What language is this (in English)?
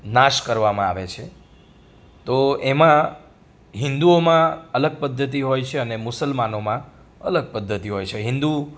Gujarati